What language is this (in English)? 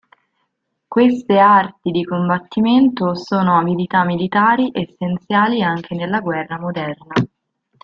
Italian